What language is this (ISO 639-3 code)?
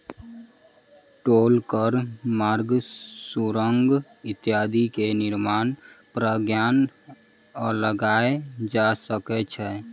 mai